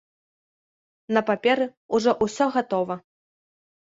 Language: Belarusian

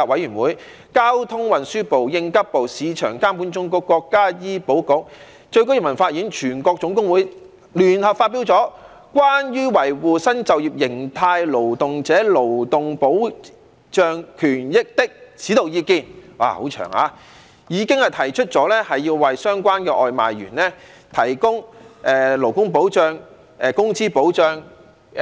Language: Cantonese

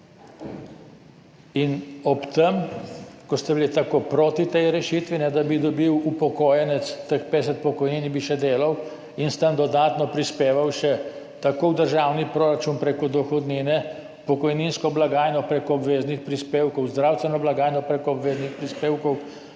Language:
Slovenian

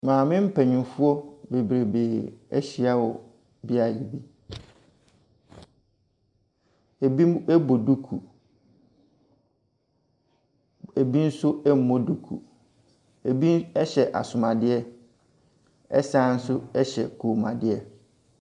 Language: Akan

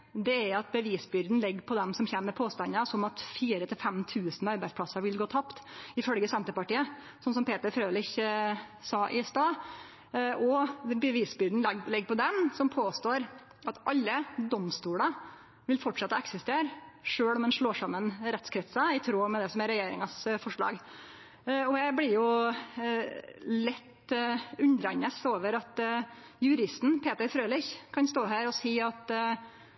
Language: Norwegian Nynorsk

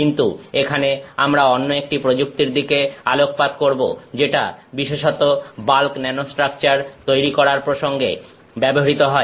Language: Bangla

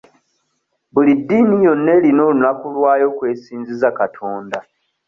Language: Ganda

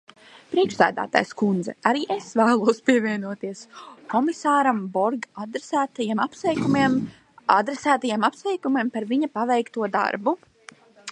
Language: Latvian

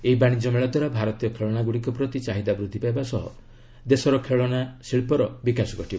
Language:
Odia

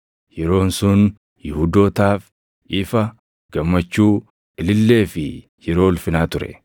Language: Oromo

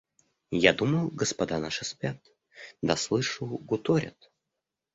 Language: Russian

